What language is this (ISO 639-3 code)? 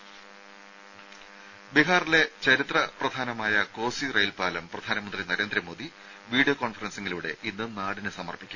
mal